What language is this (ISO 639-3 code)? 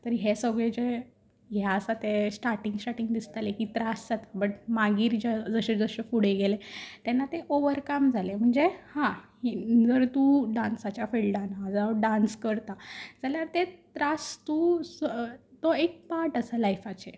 kok